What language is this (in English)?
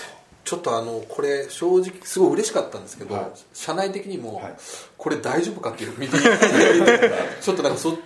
Japanese